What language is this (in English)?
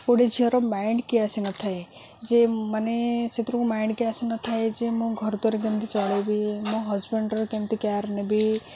Odia